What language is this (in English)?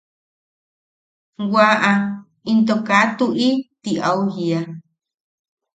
Yaqui